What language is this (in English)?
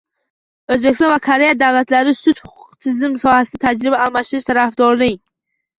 Uzbek